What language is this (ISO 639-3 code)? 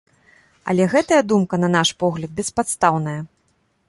bel